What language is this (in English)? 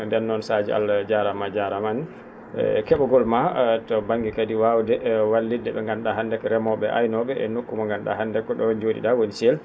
Fula